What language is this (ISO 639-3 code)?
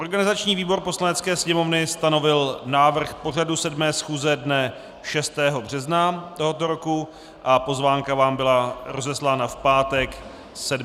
ces